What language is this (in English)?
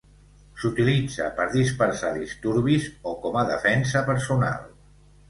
Catalan